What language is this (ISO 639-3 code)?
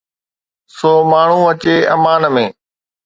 snd